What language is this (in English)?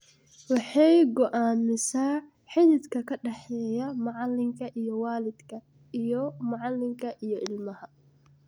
Somali